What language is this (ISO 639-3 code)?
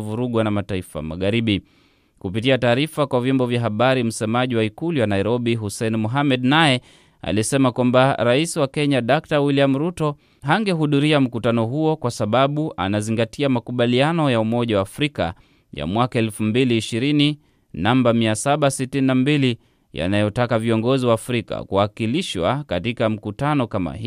swa